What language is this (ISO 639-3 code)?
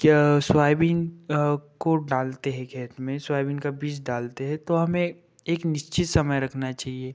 hin